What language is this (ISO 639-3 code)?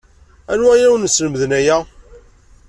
kab